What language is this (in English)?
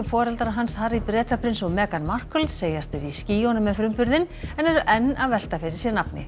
Icelandic